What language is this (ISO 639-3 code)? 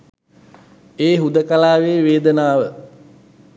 sin